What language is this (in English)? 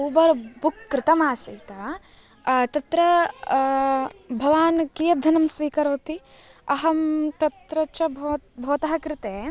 Sanskrit